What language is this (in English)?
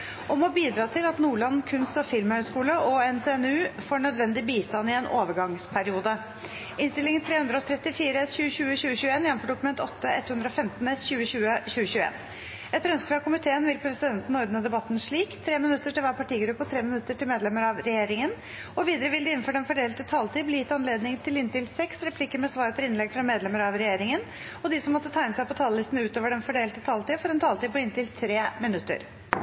Norwegian Bokmål